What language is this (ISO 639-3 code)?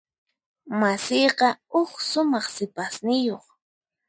qxp